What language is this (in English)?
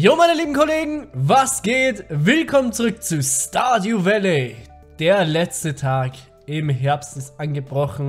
German